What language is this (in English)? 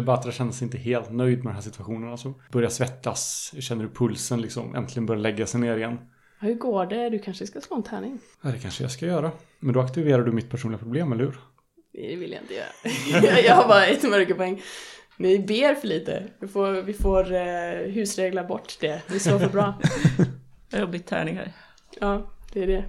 Swedish